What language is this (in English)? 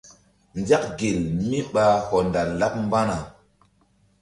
Mbum